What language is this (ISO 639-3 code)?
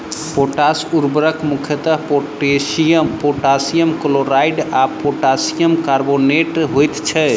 mai